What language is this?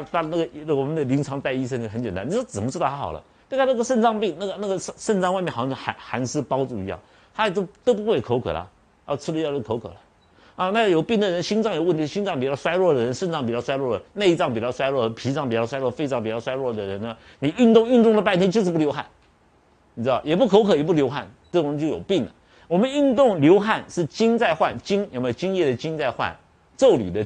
Chinese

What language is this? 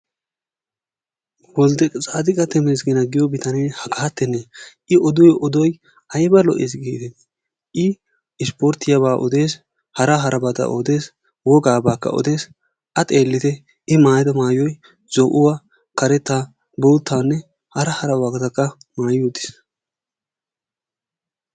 Wolaytta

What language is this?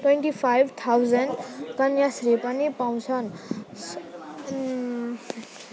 Nepali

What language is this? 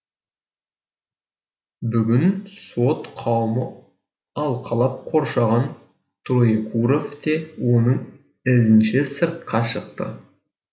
Kazakh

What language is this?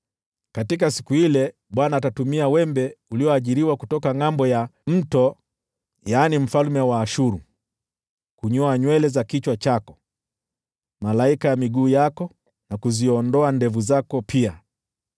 Swahili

